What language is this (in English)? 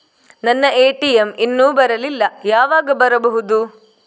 Kannada